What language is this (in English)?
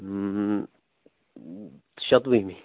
Kashmiri